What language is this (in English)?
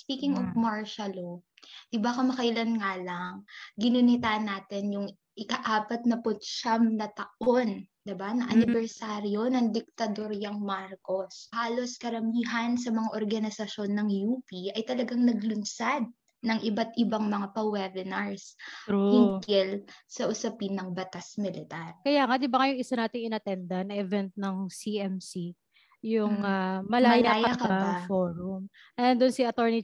Filipino